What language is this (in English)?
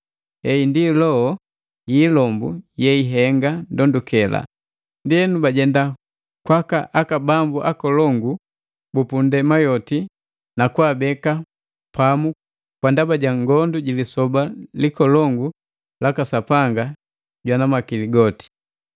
Matengo